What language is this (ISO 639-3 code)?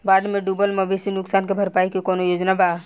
bho